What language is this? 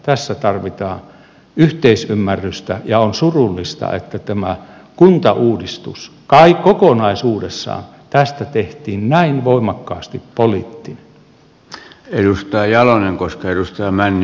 Finnish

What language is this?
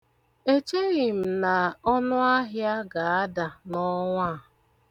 Igbo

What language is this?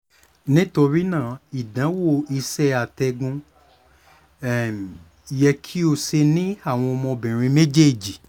Yoruba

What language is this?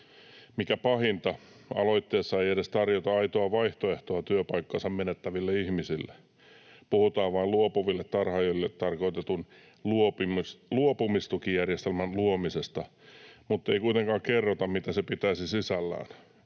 Finnish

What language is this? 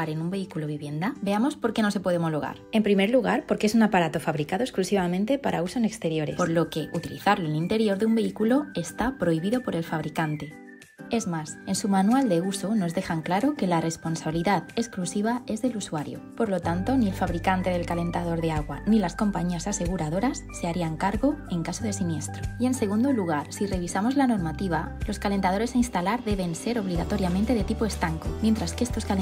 Spanish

